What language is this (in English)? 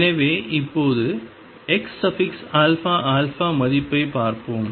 Tamil